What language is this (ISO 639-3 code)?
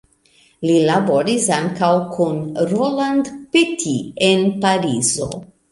epo